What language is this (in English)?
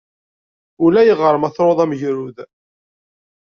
Kabyle